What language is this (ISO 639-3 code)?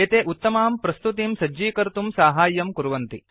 san